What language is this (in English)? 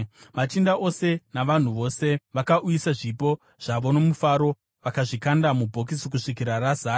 Shona